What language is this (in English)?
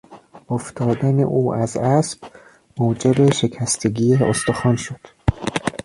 Persian